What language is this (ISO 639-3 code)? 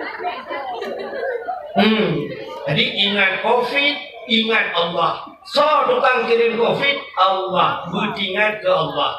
msa